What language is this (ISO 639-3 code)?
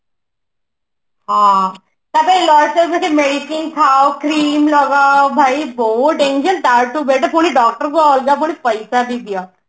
ori